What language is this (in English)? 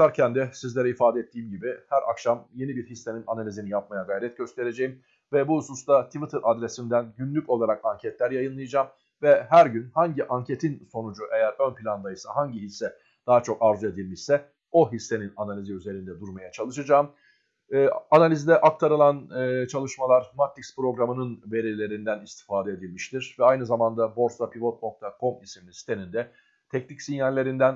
Turkish